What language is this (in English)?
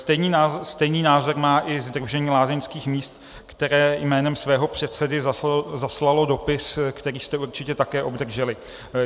Czech